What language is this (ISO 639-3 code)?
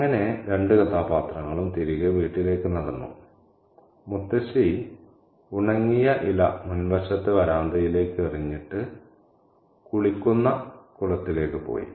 mal